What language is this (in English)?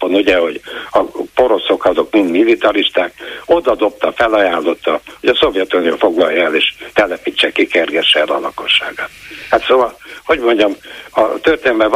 Hungarian